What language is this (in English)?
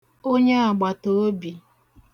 Igbo